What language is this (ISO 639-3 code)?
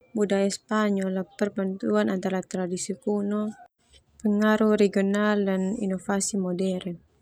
twu